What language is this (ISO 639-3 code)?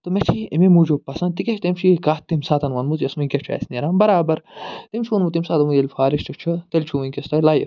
kas